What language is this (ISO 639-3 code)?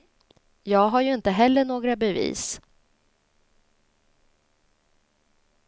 swe